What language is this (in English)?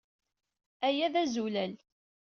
Kabyle